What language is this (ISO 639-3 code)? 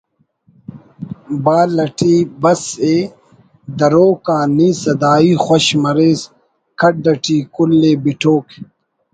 brh